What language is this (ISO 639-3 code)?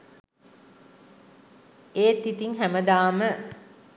sin